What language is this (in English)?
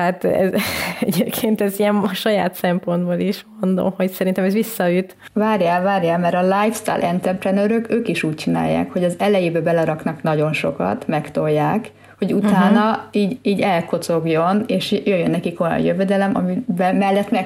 Hungarian